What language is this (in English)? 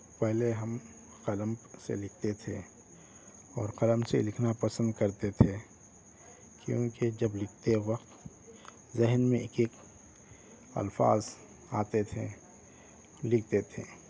Urdu